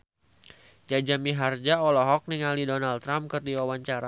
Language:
Sundanese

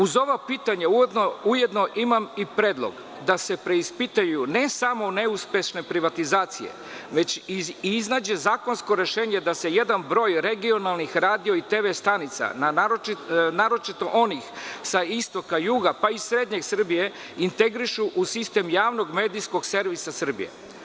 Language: Serbian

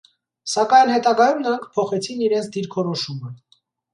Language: Armenian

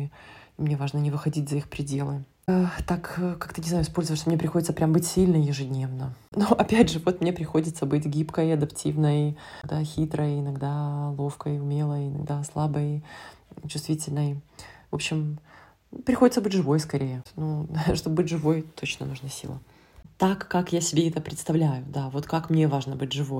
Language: Russian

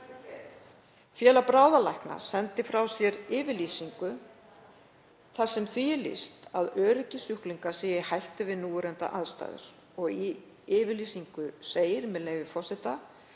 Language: Icelandic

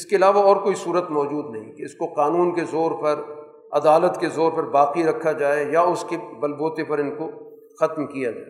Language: Urdu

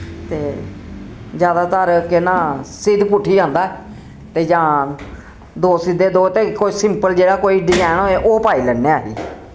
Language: Dogri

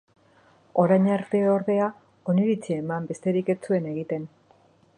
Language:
Basque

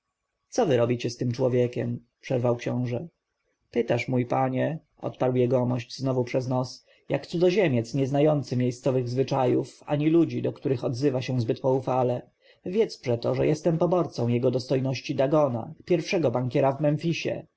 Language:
Polish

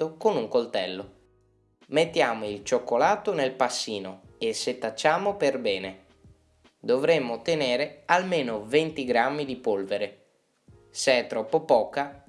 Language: Italian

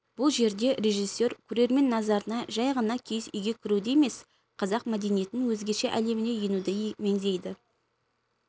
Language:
Kazakh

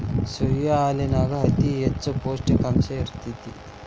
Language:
Kannada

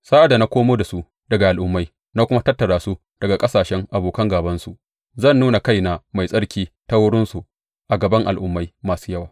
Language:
Hausa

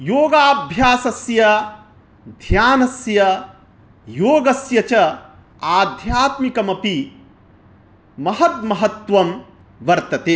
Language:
Sanskrit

